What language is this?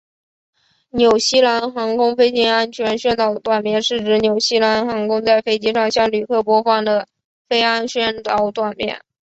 Chinese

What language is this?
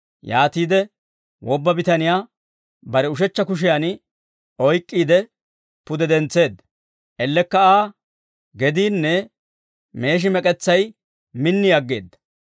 Dawro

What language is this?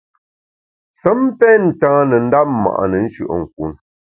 Bamun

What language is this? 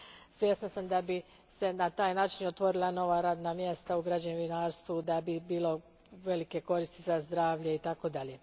Croatian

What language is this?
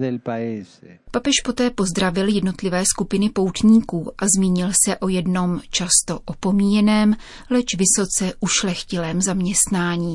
Czech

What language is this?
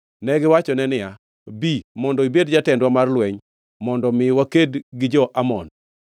Luo (Kenya and Tanzania)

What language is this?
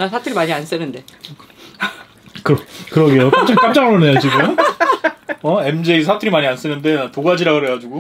Korean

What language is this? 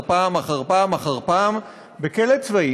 Hebrew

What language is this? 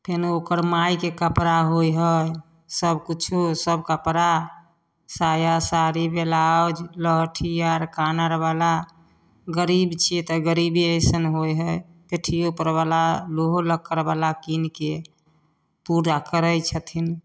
Maithili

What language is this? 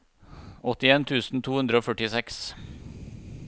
Norwegian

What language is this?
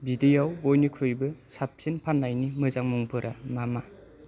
Bodo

